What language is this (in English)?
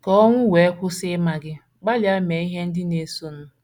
Igbo